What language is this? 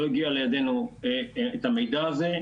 Hebrew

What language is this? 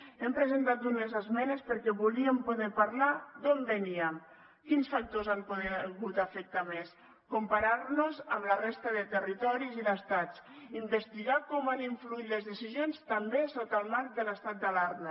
Catalan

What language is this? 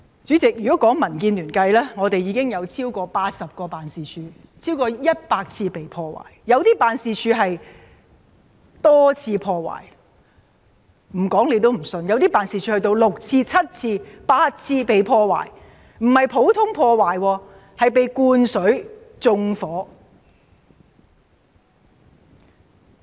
Cantonese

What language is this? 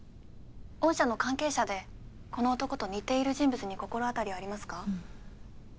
Japanese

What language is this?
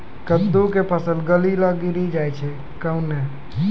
Maithili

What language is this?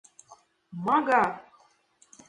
Mari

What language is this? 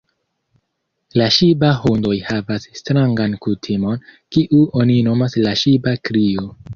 Esperanto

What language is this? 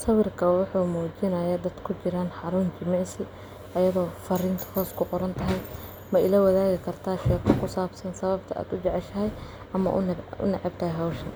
Somali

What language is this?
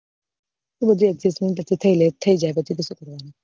Gujarati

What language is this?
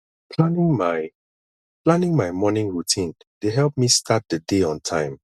Nigerian Pidgin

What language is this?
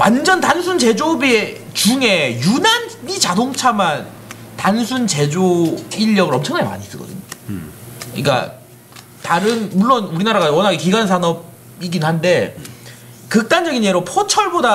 Korean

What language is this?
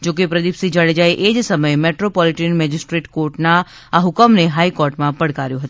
Gujarati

